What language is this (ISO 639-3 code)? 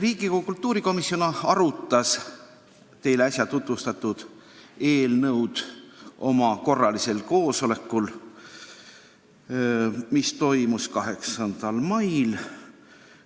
est